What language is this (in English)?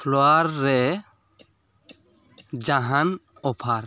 Santali